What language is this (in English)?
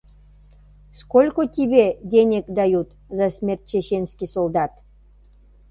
Mari